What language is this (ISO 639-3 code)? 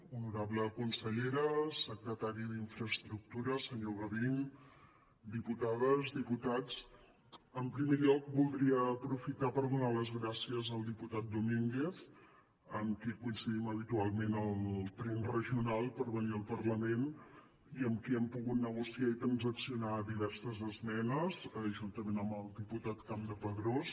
cat